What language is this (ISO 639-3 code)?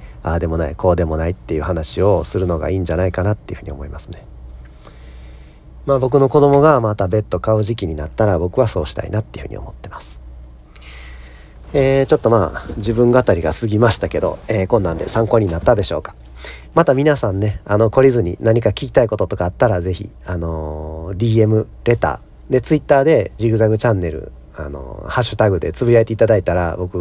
jpn